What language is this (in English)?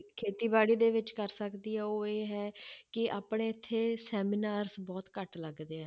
Punjabi